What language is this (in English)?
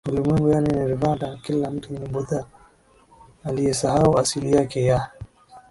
Swahili